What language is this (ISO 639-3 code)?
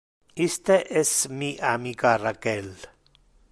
ina